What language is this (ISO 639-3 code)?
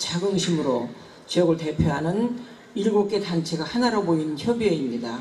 kor